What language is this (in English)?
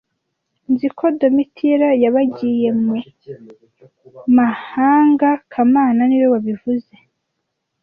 Kinyarwanda